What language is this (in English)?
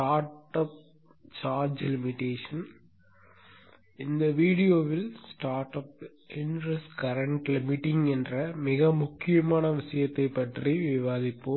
Tamil